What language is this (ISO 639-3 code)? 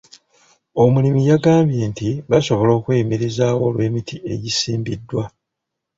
lug